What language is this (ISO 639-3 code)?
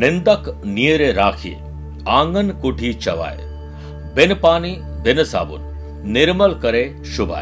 hin